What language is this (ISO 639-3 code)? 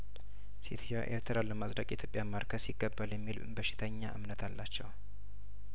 amh